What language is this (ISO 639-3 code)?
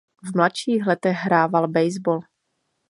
ces